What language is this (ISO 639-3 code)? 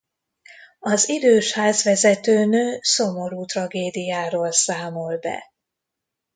hun